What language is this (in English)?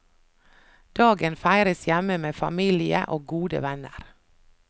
Norwegian